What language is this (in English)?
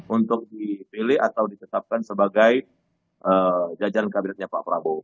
Indonesian